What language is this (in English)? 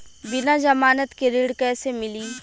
Bhojpuri